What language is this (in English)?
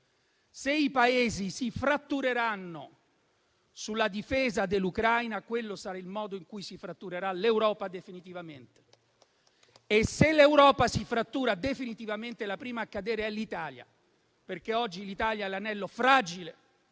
Italian